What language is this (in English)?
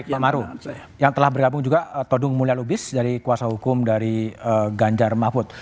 Indonesian